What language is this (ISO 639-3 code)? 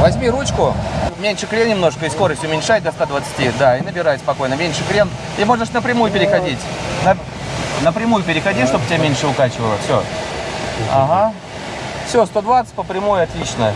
rus